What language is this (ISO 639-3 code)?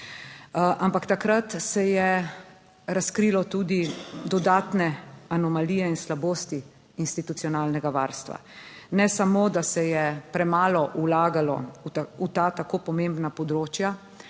slv